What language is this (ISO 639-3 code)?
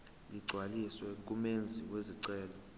zul